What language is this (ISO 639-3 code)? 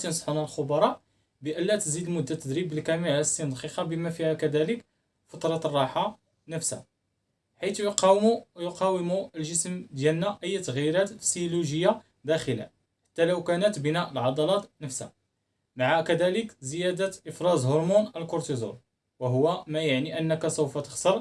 ara